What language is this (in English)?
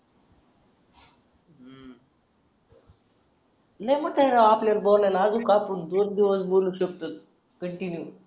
Marathi